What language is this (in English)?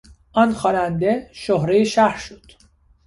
Persian